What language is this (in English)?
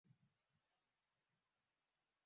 Swahili